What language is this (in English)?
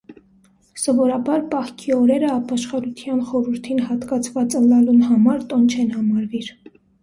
Armenian